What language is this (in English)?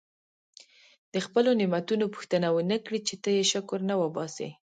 Pashto